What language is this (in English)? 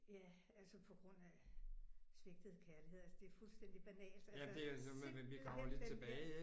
Danish